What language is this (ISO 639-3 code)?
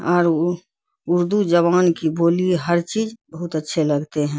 urd